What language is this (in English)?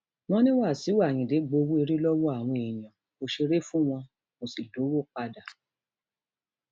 Yoruba